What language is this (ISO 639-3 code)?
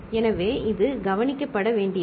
tam